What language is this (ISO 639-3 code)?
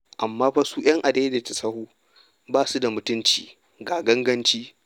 hau